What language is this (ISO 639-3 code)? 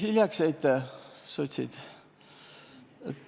est